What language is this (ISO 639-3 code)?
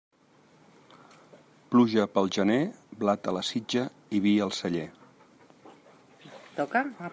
cat